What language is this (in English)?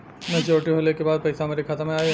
Bhojpuri